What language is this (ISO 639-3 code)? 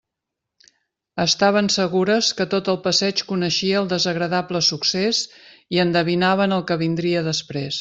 cat